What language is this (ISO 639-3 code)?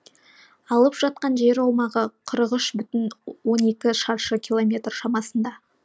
kaz